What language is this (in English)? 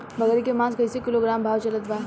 Bhojpuri